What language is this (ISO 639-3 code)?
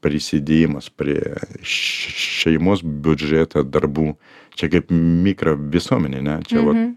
lit